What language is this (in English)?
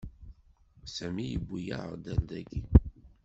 Kabyle